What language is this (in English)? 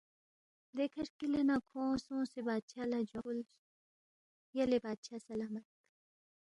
Balti